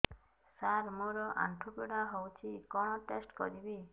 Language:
Odia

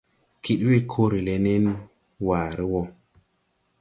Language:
Tupuri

